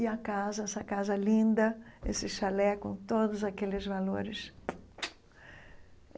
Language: Portuguese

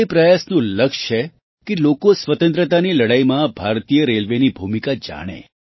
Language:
Gujarati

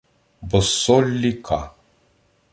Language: Ukrainian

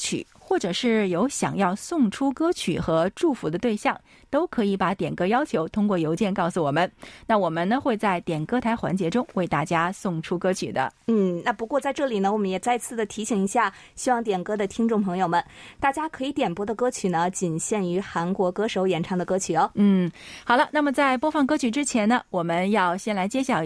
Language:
Chinese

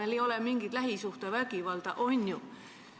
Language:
Estonian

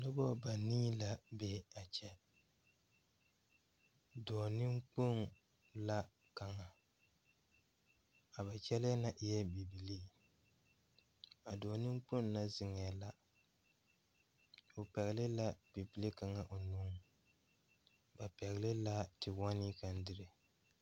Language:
Southern Dagaare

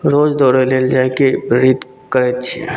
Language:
Maithili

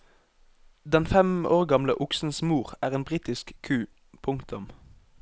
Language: Norwegian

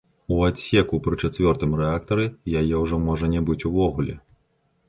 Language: Belarusian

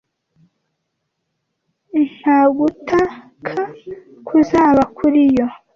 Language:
Kinyarwanda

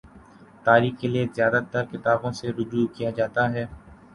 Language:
Urdu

